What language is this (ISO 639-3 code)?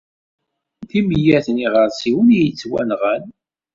kab